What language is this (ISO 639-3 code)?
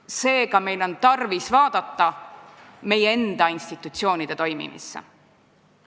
est